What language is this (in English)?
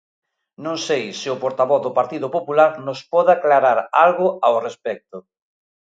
Galician